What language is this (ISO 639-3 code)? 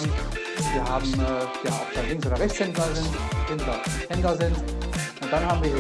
deu